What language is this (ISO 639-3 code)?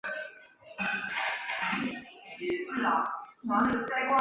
zho